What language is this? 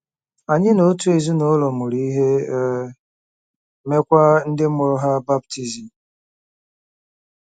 Igbo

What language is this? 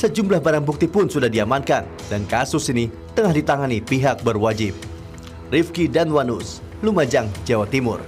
Indonesian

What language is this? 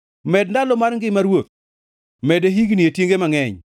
Luo (Kenya and Tanzania)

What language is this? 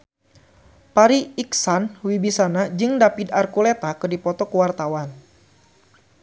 Sundanese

